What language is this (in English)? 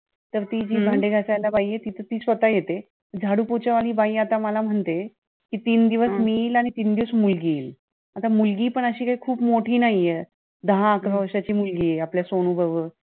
Marathi